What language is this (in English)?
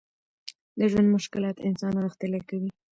Pashto